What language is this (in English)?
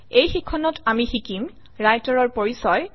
Assamese